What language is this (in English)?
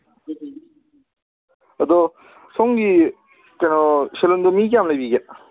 Manipuri